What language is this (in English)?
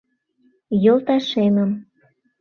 Mari